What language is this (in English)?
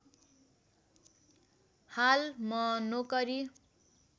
Nepali